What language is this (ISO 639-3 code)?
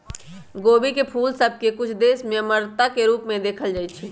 mag